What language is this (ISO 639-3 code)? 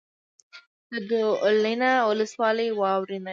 pus